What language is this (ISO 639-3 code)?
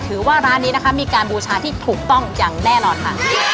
tha